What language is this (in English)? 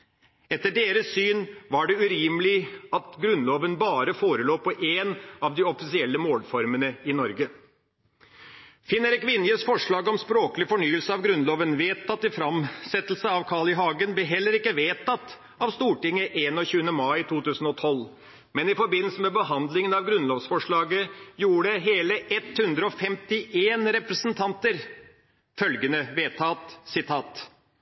Norwegian Bokmål